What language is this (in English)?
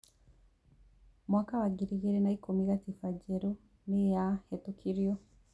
Kikuyu